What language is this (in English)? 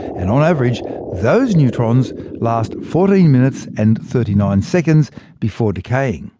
English